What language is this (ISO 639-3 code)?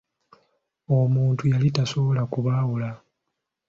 lug